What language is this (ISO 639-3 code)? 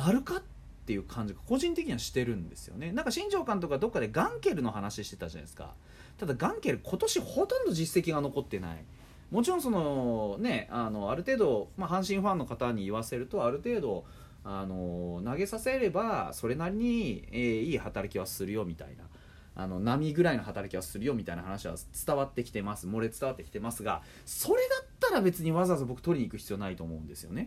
jpn